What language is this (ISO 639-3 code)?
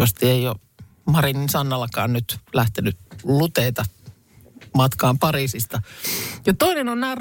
fin